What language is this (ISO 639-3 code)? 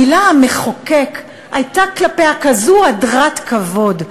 heb